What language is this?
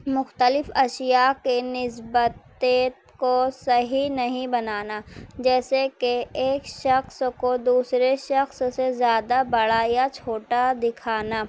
Urdu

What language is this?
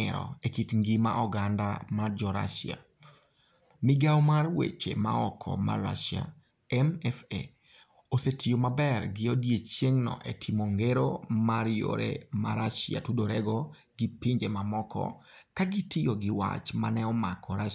Luo (Kenya and Tanzania)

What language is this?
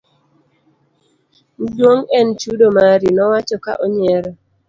Luo (Kenya and Tanzania)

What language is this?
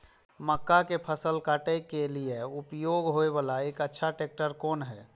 Maithili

